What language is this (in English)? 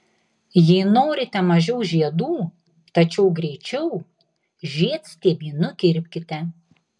Lithuanian